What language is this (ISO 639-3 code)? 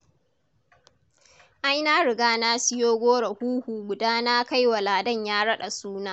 hau